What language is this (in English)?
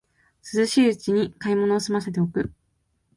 Japanese